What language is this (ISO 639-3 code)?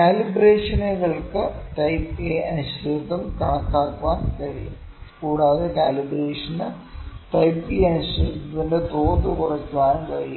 mal